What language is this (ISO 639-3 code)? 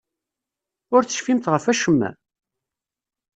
kab